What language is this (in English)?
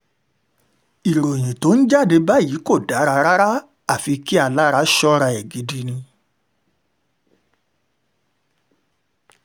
Yoruba